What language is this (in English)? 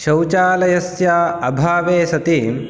Sanskrit